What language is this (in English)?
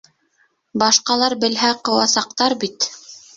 Bashkir